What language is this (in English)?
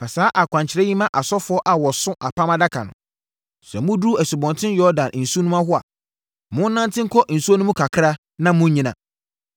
Akan